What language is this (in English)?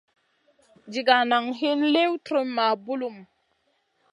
Masana